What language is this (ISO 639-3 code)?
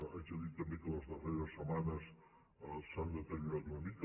cat